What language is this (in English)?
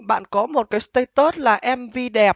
Vietnamese